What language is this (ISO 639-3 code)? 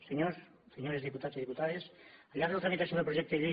cat